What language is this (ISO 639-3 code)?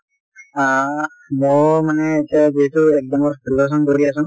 asm